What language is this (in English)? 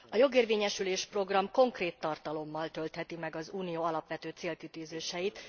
Hungarian